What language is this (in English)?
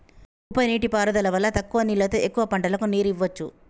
Telugu